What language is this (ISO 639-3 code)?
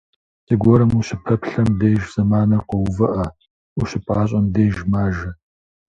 kbd